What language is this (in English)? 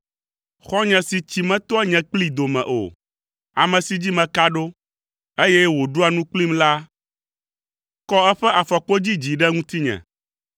Ewe